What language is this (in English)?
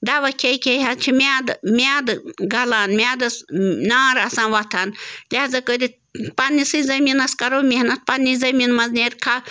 Kashmiri